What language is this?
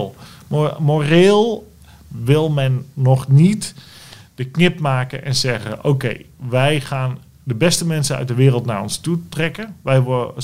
Dutch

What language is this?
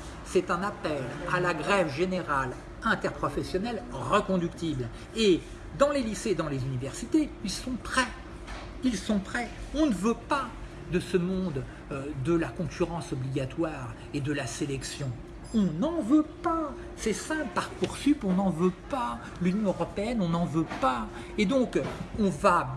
French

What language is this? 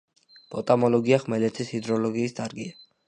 Georgian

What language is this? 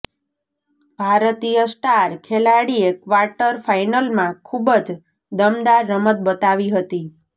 Gujarati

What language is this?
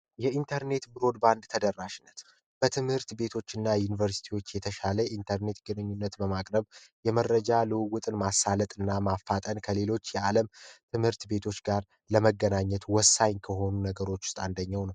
Amharic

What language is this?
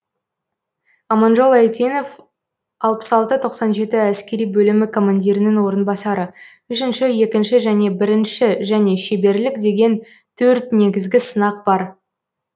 Kazakh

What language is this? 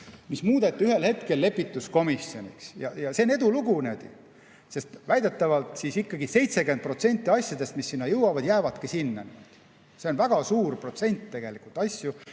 Estonian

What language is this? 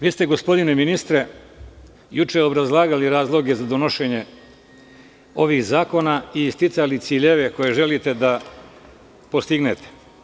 Serbian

